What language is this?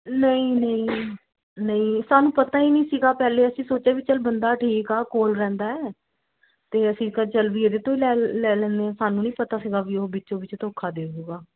Punjabi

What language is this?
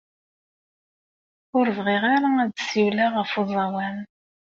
Kabyle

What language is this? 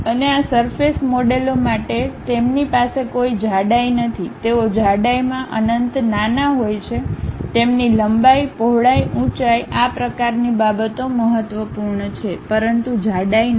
Gujarati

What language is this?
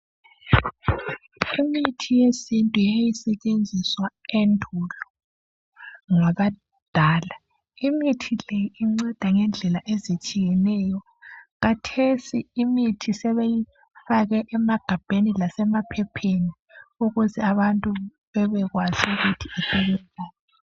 North Ndebele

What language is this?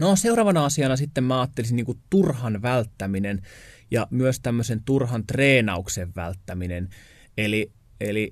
Finnish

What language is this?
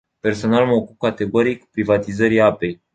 Romanian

